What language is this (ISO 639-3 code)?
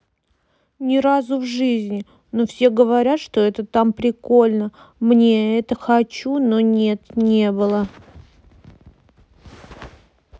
rus